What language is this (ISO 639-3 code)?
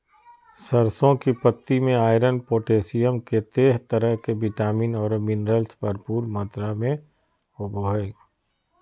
mag